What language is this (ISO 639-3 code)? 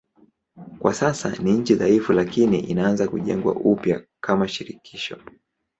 swa